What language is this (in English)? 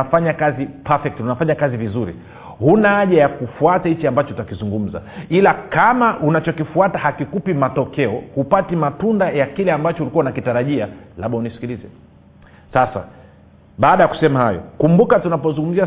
Swahili